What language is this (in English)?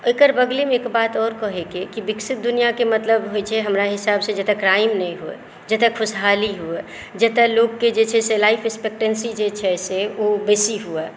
Maithili